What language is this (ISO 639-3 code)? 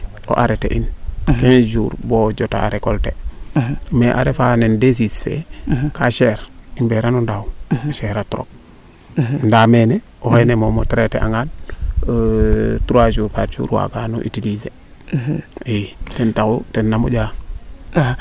srr